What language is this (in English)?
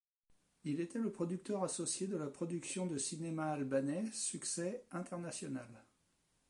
French